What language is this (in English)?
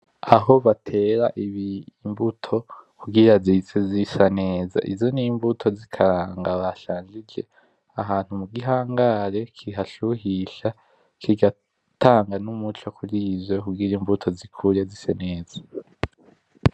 Rundi